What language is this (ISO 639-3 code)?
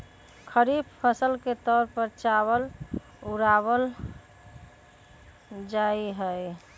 mag